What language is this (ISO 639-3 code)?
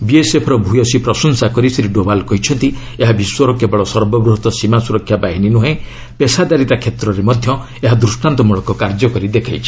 ori